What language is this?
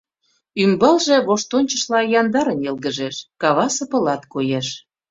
Mari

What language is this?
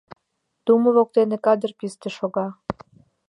Mari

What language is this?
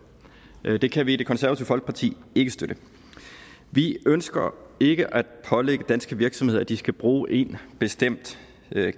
Danish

